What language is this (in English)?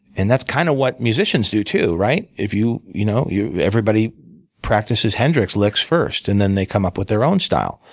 English